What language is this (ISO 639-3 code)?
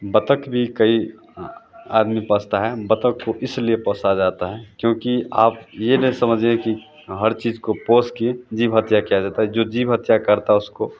hin